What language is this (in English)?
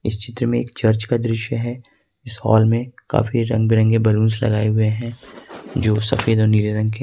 Hindi